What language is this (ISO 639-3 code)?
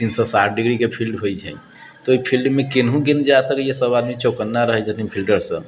mai